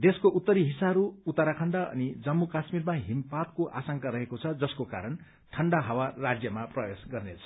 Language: Nepali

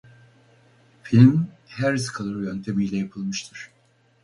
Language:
Turkish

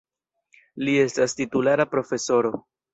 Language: Esperanto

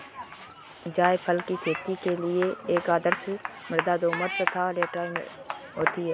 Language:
Hindi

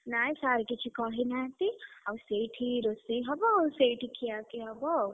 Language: Odia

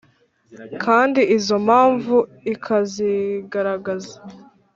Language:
Kinyarwanda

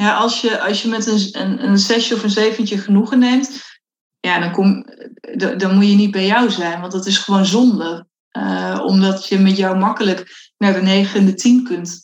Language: Dutch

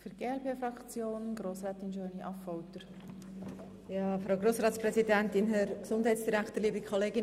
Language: Swiss German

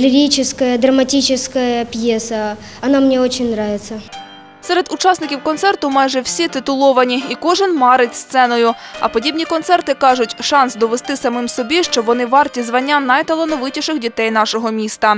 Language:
Russian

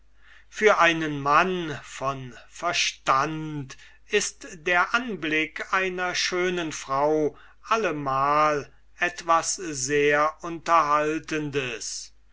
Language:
German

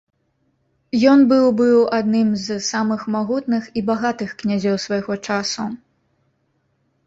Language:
Belarusian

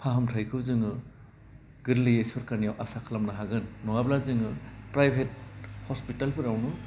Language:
Bodo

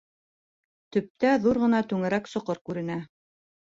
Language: Bashkir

